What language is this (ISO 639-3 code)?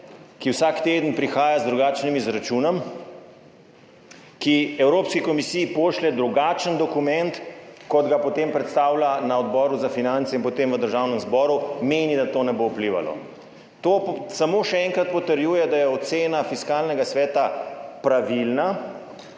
slv